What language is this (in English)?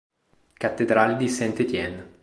Italian